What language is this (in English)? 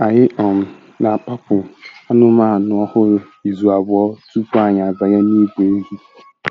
Igbo